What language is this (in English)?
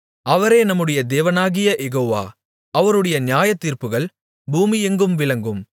Tamil